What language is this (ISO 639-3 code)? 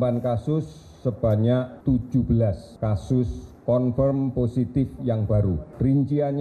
ind